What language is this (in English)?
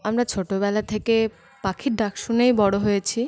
Bangla